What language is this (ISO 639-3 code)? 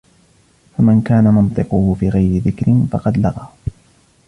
ara